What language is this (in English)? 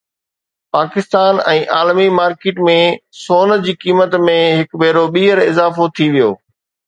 Sindhi